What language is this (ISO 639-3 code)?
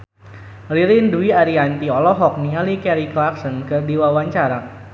sun